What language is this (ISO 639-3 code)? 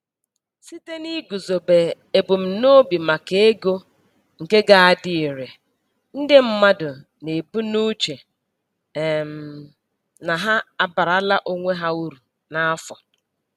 ibo